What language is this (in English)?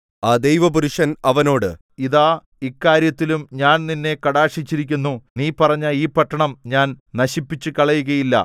Malayalam